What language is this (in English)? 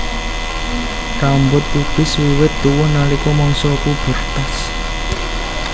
Javanese